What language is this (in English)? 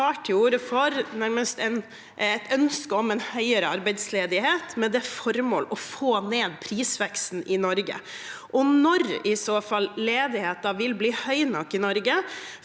Norwegian